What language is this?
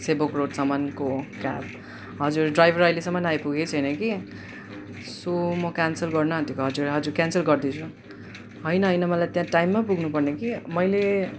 Nepali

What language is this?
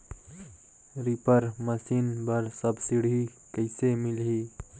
Chhattisgarhi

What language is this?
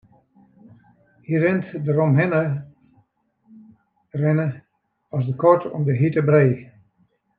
Western Frisian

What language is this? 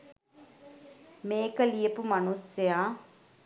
Sinhala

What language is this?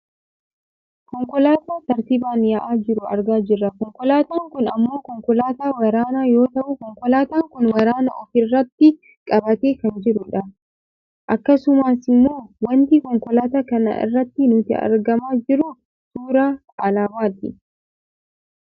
Oromo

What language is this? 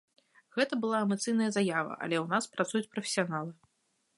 Belarusian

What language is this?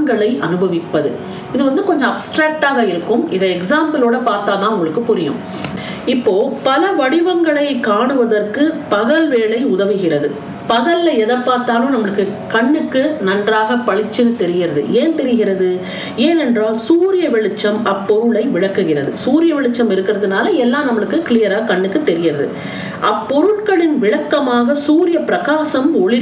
Tamil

